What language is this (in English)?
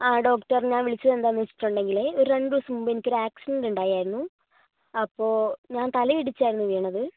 Malayalam